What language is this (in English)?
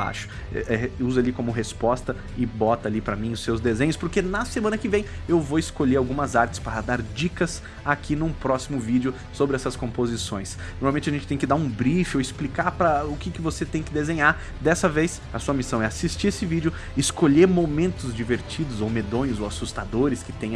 Portuguese